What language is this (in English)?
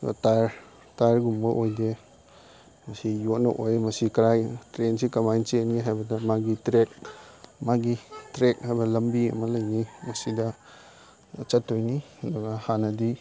Manipuri